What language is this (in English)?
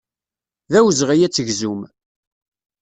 Kabyle